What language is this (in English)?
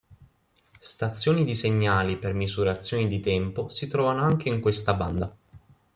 Italian